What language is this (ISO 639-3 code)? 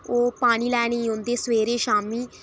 doi